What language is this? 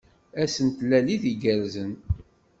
Kabyle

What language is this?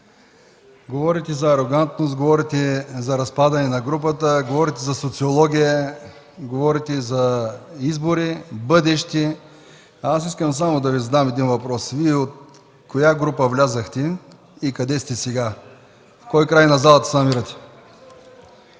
Bulgarian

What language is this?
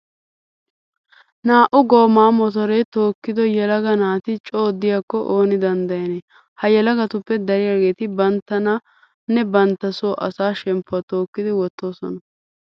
Wolaytta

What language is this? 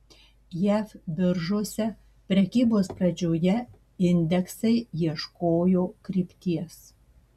Lithuanian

